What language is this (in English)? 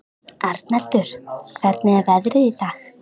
Icelandic